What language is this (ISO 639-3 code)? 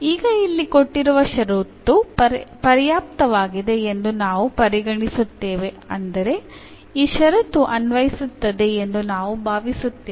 kan